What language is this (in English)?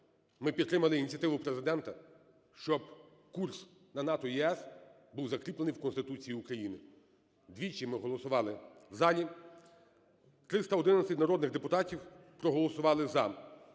Ukrainian